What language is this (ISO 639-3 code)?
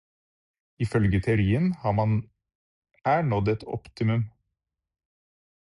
nob